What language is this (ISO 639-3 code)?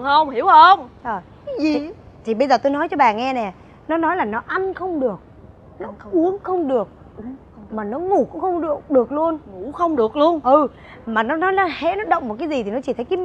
vie